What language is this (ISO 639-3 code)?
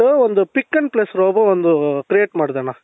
kan